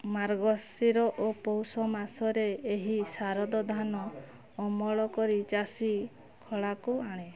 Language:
Odia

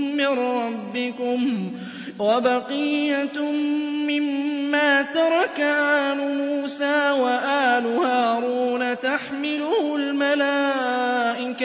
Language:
Arabic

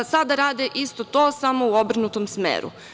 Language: Serbian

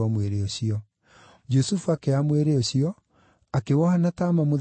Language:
Kikuyu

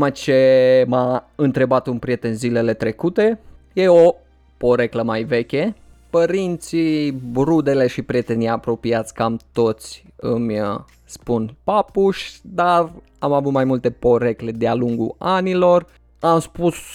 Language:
Romanian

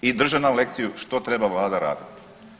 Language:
Croatian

